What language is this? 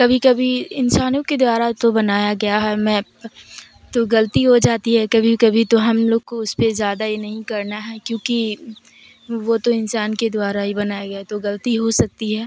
Urdu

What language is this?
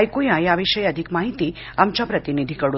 Marathi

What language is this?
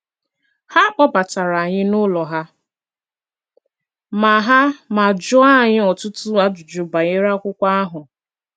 Igbo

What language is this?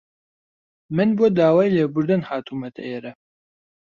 Central Kurdish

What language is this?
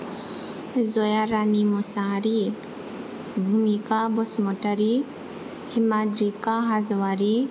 Bodo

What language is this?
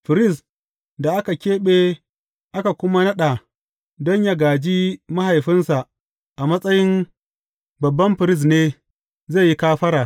Hausa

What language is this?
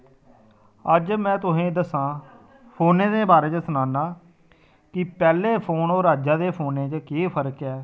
Dogri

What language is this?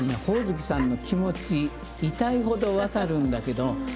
Japanese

